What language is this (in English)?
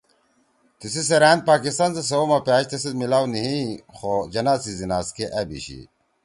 Torwali